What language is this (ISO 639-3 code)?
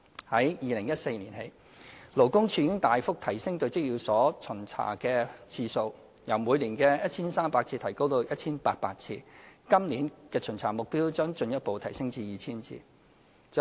yue